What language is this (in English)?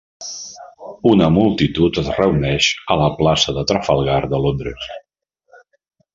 Catalan